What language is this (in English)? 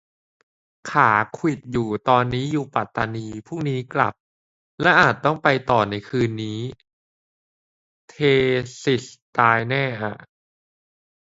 Thai